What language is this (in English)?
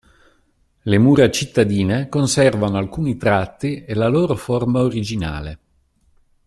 Italian